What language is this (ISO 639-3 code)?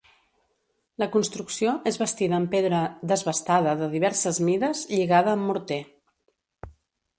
cat